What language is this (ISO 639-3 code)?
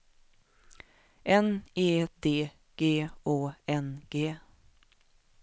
swe